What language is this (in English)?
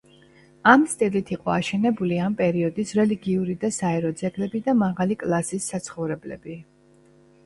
Georgian